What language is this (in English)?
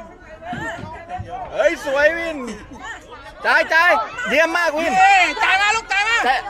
Thai